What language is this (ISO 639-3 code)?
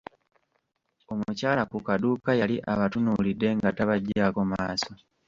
lug